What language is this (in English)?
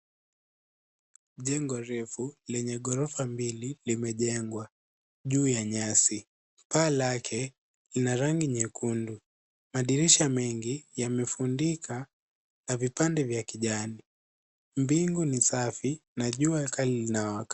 Swahili